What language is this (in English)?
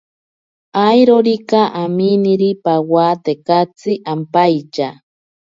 Ashéninka Perené